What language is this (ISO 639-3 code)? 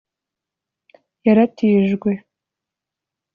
kin